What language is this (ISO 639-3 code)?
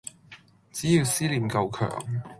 yue